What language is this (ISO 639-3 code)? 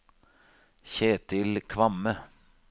nor